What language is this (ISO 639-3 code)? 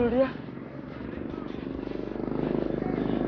ind